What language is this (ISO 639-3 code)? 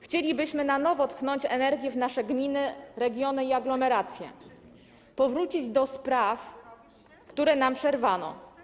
pol